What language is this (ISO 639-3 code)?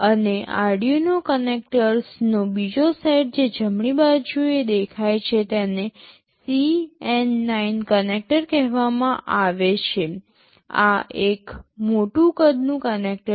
guj